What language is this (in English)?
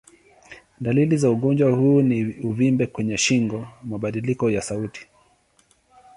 Swahili